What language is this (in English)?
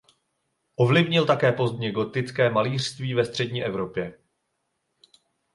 Czech